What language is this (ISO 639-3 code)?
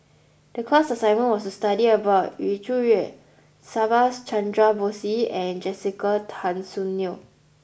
eng